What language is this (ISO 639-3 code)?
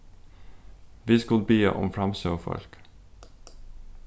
fao